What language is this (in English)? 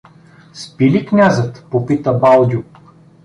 Bulgarian